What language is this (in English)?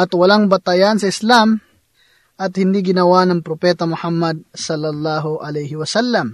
Filipino